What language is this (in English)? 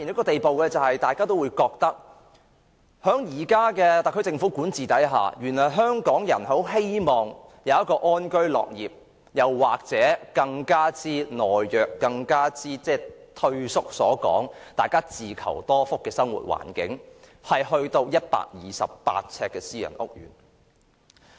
Cantonese